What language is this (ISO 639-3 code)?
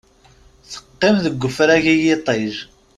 kab